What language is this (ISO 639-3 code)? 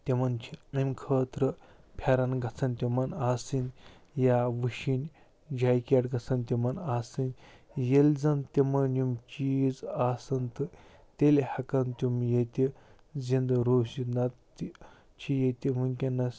kas